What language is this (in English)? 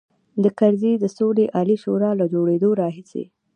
Pashto